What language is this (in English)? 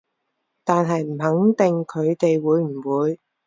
Cantonese